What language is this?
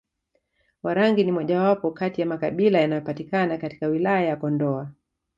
Swahili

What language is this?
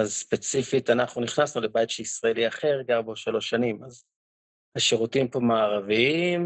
Hebrew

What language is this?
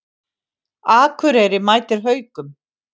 Icelandic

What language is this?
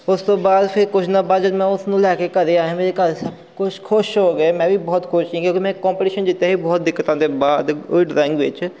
Punjabi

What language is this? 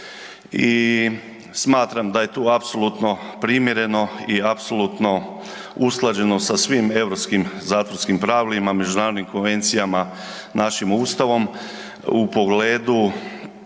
Croatian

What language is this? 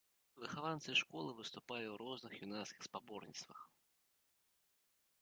Belarusian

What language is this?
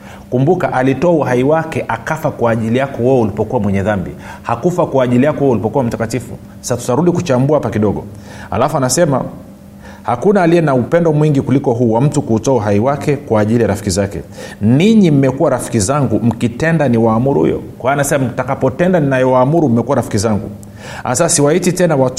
Swahili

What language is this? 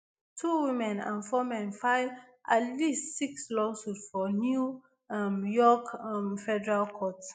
Nigerian Pidgin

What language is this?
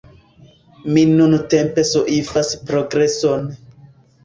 Esperanto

